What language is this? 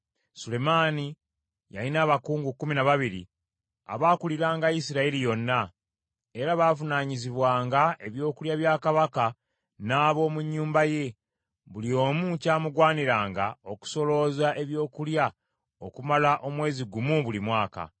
Ganda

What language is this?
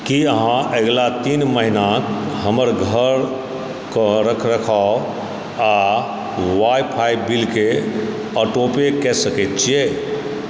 Maithili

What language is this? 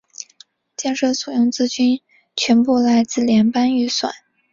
Chinese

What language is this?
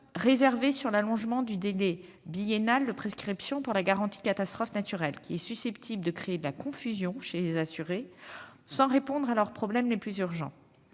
French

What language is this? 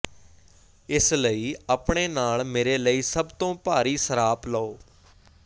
Punjabi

